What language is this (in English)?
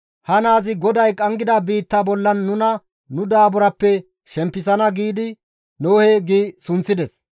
Gamo